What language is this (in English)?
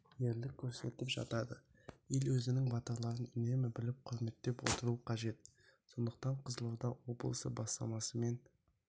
Kazakh